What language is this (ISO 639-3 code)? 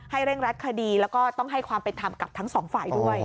tha